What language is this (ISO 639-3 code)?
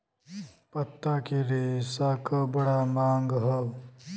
bho